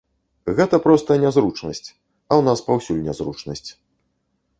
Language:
Belarusian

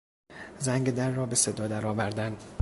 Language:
Persian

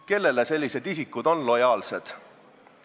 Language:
Estonian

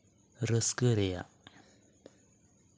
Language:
Santali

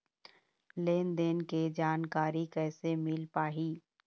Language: Chhattisgarhi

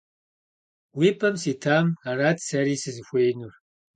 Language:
Kabardian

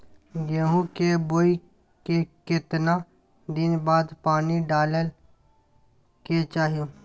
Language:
Maithili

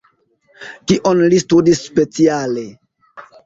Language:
Esperanto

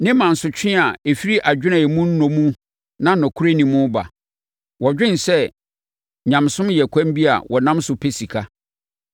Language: Akan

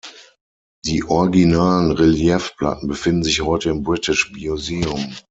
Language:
German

